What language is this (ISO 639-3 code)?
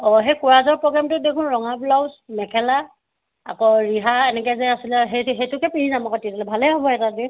asm